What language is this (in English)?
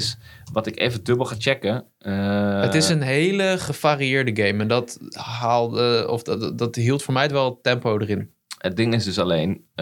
Dutch